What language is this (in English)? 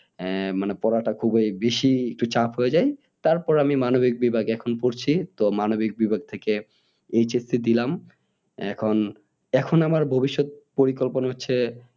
Bangla